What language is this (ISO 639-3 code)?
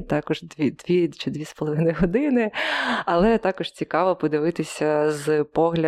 ukr